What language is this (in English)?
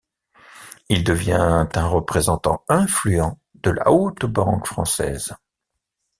French